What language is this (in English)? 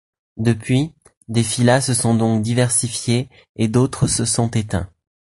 French